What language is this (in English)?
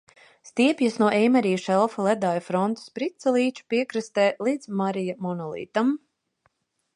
Latvian